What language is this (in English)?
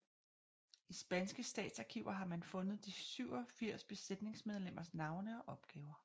Danish